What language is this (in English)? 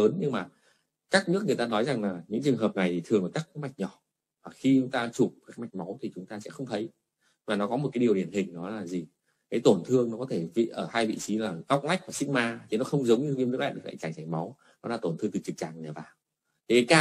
Vietnamese